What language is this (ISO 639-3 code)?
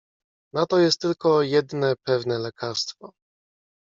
pol